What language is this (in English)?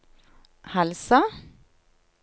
Norwegian